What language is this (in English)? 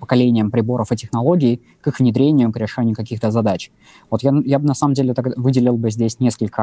Russian